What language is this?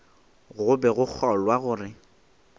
Northern Sotho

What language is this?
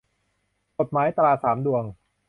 Thai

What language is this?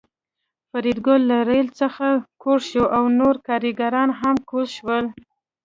Pashto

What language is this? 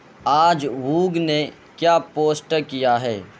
Urdu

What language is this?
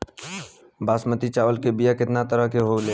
Bhojpuri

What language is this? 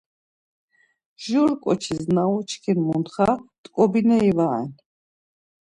Laz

